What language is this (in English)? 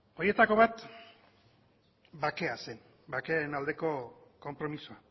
Basque